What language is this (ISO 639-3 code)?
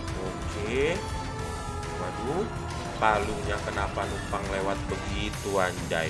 ind